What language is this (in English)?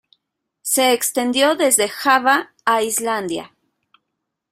Spanish